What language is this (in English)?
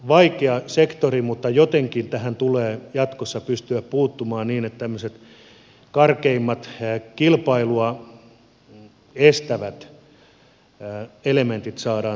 Finnish